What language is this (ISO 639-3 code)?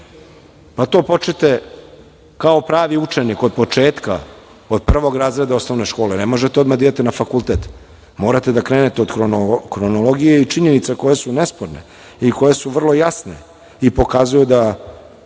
srp